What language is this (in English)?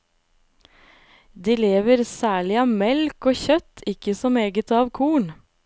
Norwegian